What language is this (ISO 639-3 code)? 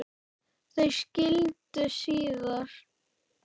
isl